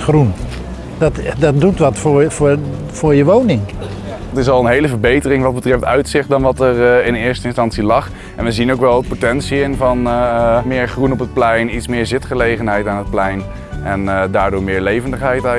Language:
Dutch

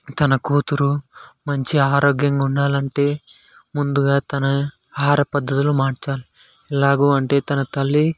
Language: Telugu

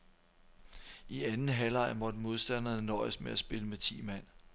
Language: Danish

